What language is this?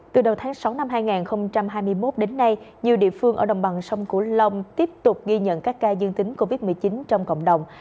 Vietnamese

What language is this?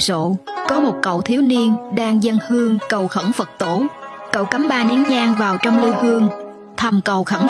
Vietnamese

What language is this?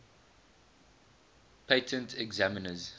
English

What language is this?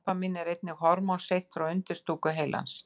Icelandic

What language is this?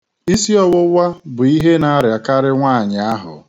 Igbo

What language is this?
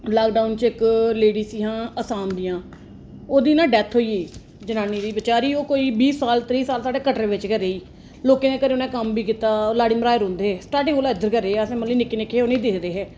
Dogri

